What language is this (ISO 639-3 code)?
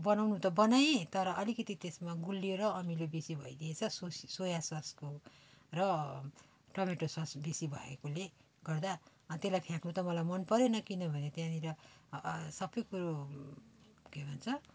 nep